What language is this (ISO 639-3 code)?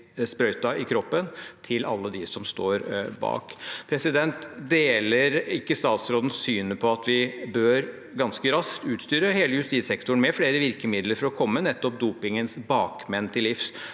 nor